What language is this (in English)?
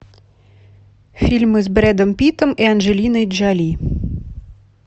Russian